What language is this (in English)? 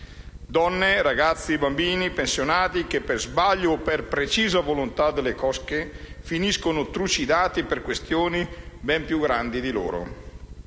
Italian